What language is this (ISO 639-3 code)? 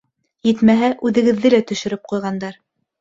bak